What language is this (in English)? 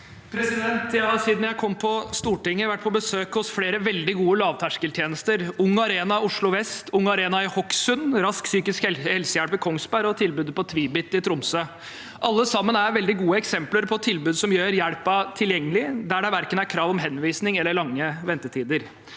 Norwegian